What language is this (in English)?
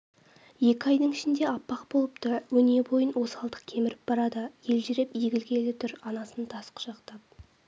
Kazakh